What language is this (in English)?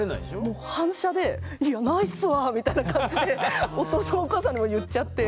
Japanese